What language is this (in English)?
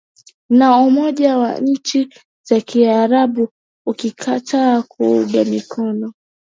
Swahili